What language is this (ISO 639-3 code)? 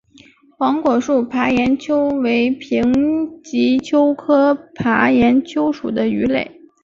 zho